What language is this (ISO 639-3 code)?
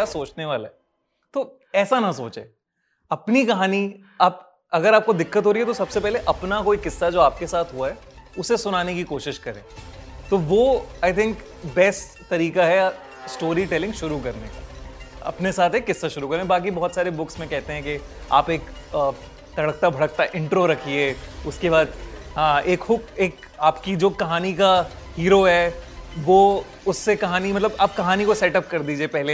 hin